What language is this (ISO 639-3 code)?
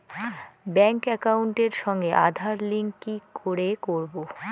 ben